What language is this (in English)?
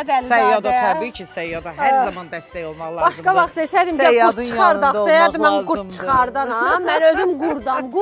Turkish